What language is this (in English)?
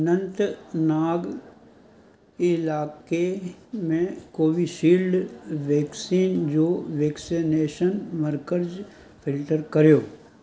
Sindhi